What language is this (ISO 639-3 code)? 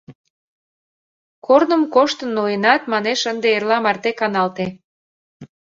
chm